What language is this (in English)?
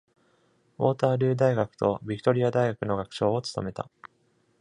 Japanese